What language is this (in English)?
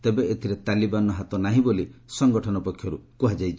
Odia